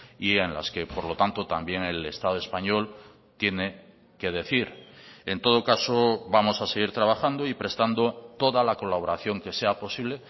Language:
Spanish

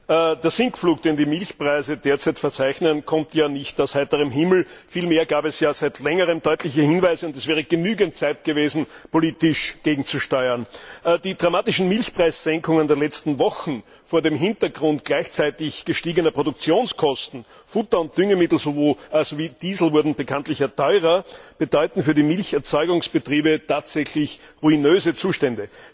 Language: German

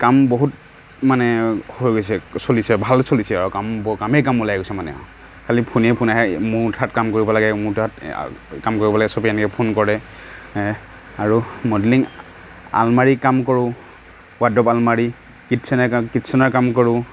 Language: Assamese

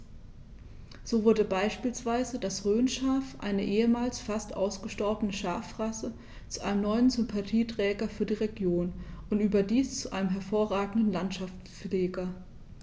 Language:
German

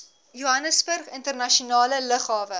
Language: Afrikaans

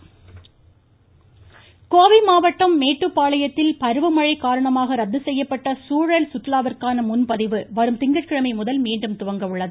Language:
Tamil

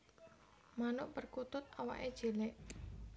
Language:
Javanese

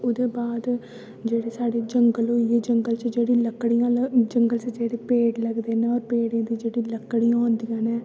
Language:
Dogri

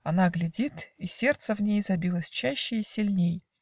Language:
Russian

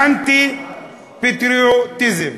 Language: Hebrew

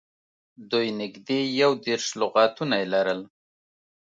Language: Pashto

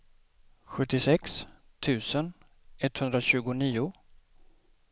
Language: Swedish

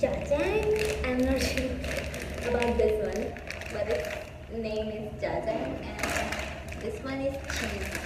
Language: English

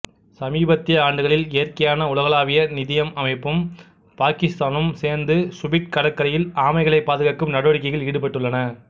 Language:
Tamil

